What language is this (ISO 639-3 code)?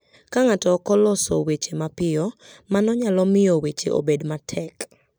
luo